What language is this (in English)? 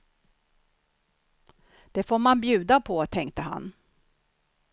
Swedish